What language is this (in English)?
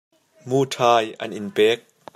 Hakha Chin